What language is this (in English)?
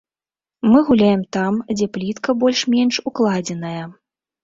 Belarusian